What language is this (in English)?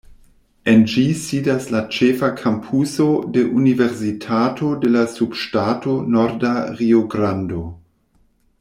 Esperanto